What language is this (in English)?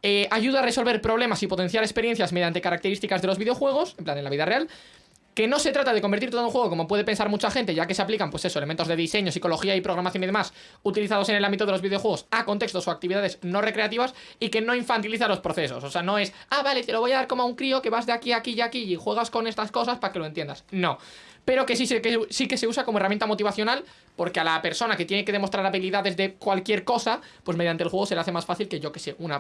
Spanish